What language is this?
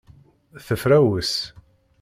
Kabyle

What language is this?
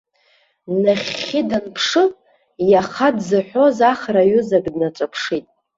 Abkhazian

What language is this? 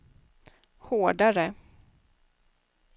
Swedish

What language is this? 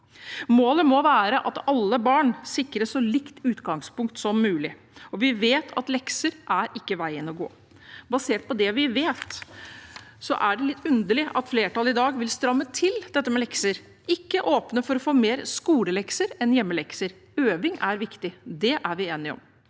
Norwegian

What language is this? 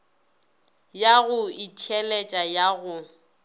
Northern Sotho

